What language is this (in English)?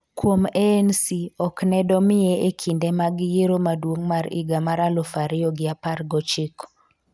Luo (Kenya and Tanzania)